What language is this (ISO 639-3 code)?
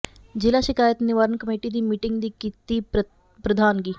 pan